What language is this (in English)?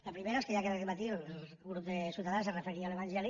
Catalan